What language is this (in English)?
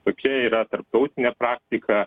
Lithuanian